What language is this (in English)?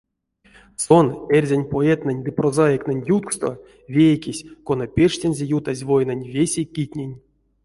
Erzya